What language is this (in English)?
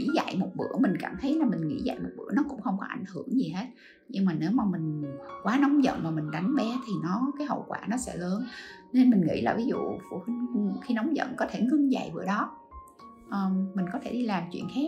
Vietnamese